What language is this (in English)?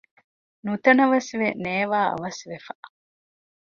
Divehi